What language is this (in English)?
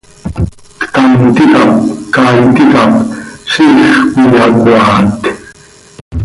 Seri